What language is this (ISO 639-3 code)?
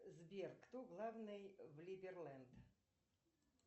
rus